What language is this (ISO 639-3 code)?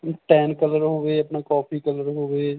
pan